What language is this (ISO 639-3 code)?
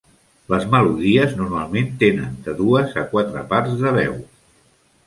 cat